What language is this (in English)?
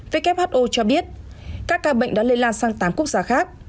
Vietnamese